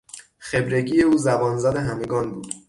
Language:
Persian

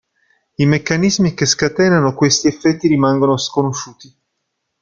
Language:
Italian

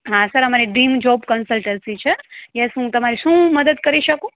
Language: Gujarati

